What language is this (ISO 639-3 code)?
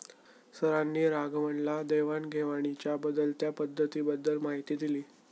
mar